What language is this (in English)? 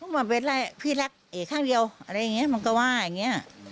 Thai